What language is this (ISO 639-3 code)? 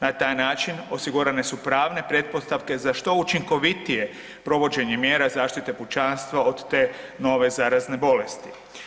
hrv